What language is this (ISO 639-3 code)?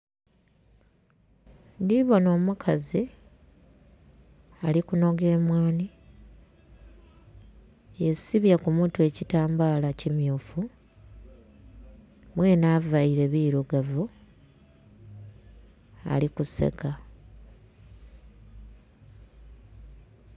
xog